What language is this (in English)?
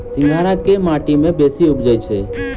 Maithili